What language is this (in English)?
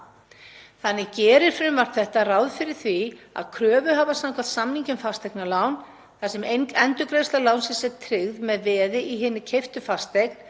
Icelandic